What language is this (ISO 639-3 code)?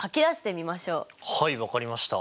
jpn